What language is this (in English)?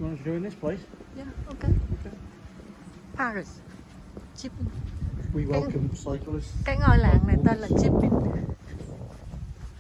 Vietnamese